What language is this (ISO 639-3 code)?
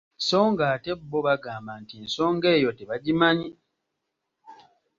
lug